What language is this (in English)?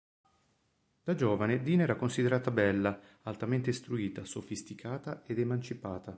Italian